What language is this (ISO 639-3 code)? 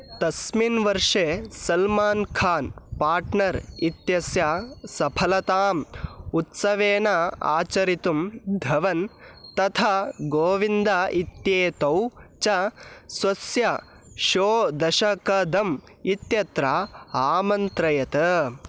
san